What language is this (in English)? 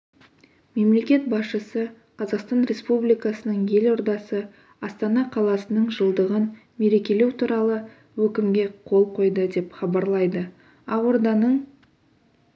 Kazakh